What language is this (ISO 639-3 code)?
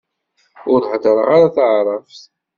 kab